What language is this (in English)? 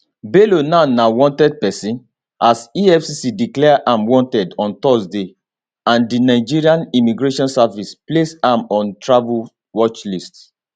Nigerian Pidgin